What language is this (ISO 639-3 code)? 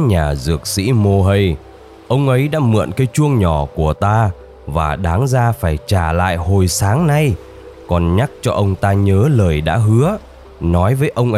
vie